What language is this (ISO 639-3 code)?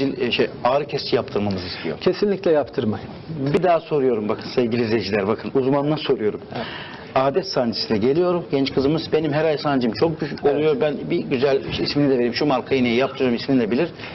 tur